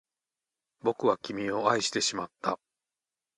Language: Japanese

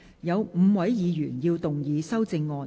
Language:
Cantonese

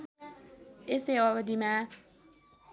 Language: Nepali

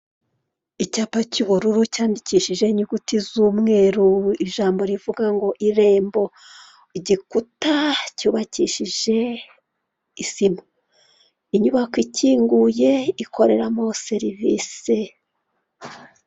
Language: Kinyarwanda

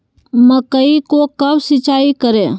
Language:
Magahi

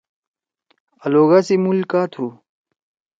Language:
Torwali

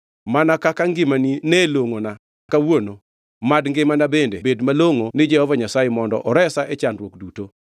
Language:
Luo (Kenya and Tanzania)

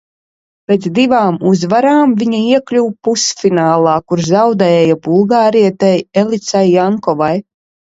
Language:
Latvian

